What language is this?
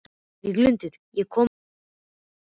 Icelandic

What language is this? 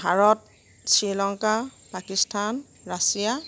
Assamese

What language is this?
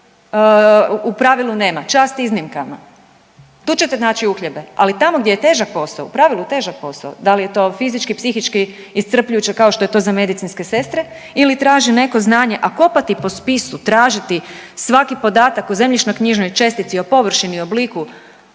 Croatian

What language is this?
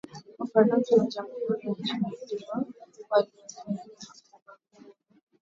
Swahili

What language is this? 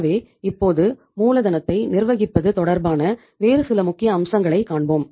Tamil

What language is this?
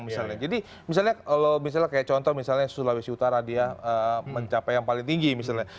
Indonesian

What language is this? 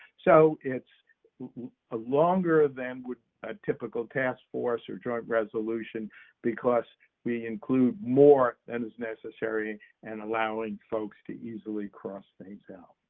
English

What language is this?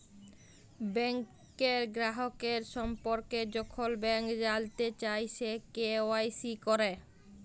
Bangla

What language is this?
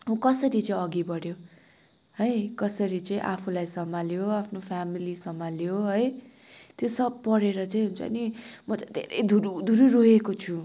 Nepali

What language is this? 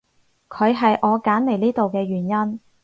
Cantonese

